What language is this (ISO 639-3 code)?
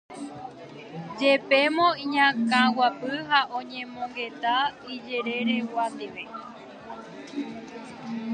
grn